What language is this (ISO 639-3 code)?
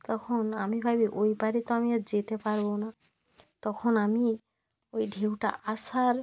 ben